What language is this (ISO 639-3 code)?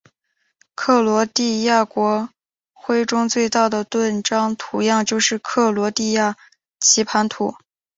zho